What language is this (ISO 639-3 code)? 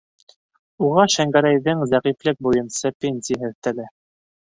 bak